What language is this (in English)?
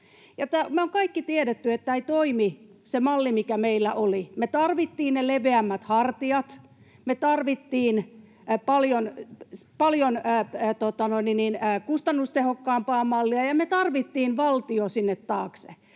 Finnish